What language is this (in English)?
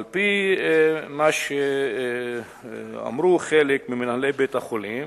Hebrew